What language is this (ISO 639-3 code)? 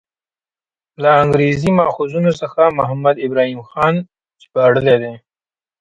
pus